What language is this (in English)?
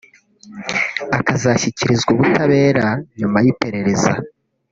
Kinyarwanda